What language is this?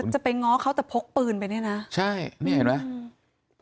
Thai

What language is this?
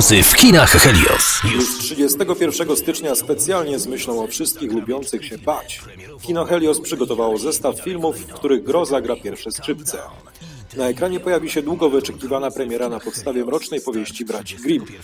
Polish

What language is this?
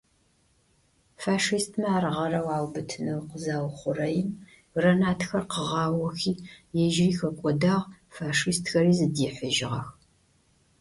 Adyghe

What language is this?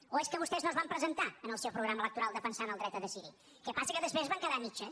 Catalan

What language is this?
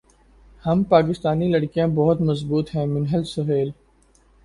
Urdu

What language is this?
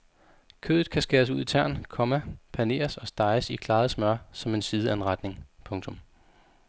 Danish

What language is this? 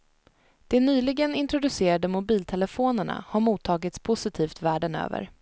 Swedish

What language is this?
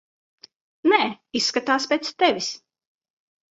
Latvian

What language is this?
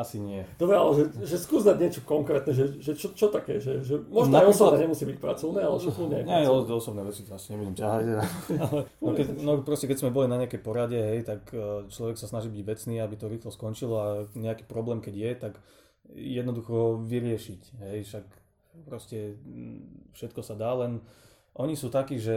Slovak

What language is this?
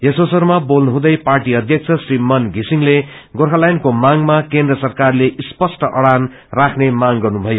Nepali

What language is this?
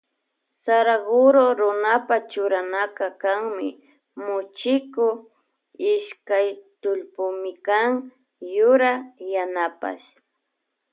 Loja Highland Quichua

